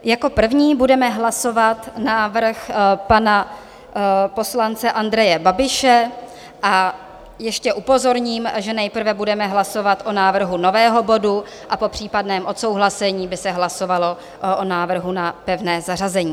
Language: Czech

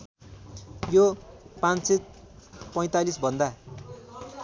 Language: Nepali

